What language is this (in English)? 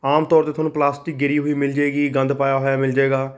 Punjabi